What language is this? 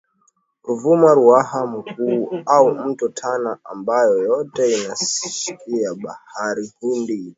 Swahili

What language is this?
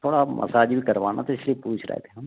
Hindi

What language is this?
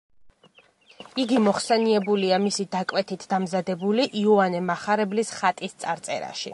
Georgian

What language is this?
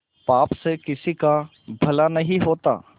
Hindi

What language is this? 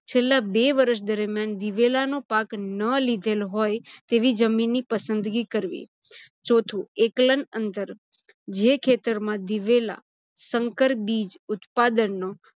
Gujarati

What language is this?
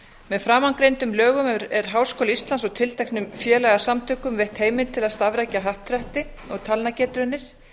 Icelandic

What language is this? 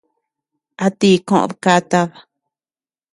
Tepeuxila Cuicatec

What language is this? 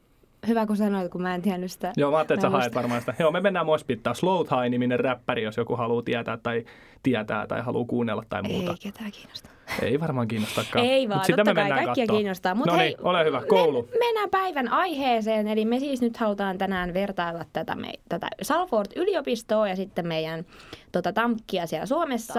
Finnish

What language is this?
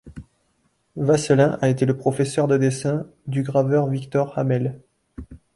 French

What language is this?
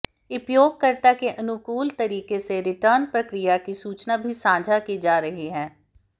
Hindi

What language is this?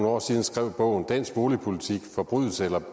Danish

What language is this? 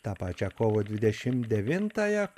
Lithuanian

